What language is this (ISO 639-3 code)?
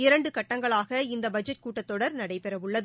tam